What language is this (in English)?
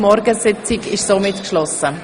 Swiss German